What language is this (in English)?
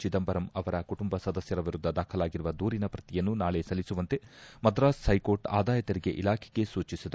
Kannada